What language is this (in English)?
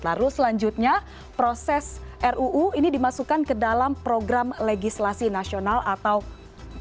Indonesian